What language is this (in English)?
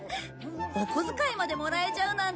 Japanese